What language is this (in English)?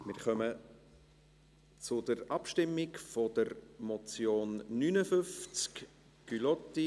Swiss German